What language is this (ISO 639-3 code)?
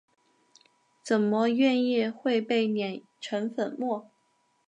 zho